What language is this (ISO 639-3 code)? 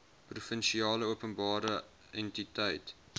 afr